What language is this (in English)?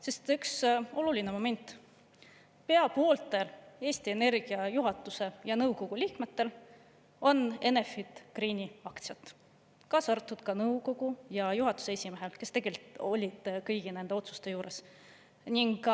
Estonian